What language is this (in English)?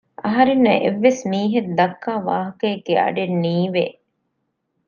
Divehi